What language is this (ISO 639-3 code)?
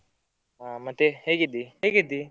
kan